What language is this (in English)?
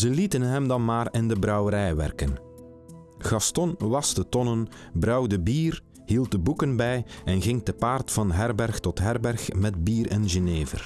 Dutch